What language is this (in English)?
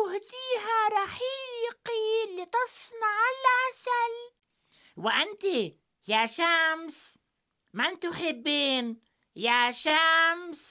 Arabic